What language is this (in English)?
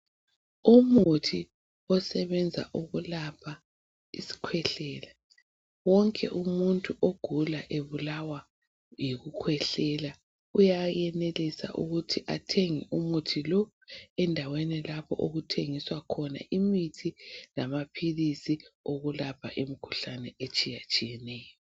North Ndebele